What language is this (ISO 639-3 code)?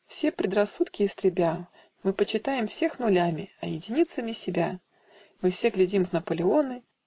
rus